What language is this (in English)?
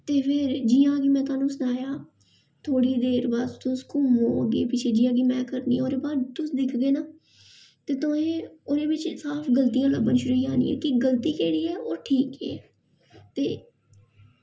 Dogri